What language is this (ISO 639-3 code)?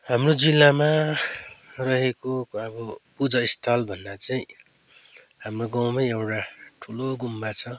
nep